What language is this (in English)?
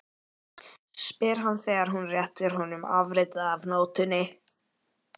Icelandic